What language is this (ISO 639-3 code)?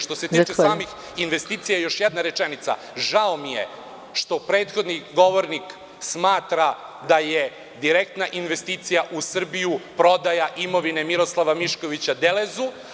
srp